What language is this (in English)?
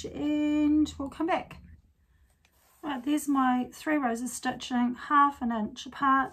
English